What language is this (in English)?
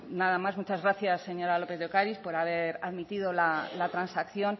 Spanish